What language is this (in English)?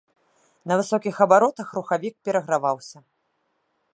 Belarusian